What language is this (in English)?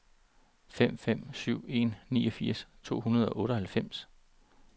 Danish